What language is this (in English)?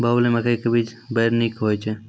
Maithili